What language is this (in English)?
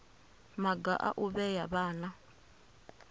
Venda